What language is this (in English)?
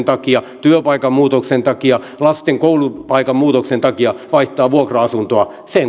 Finnish